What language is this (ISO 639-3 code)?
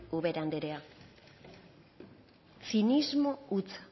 eus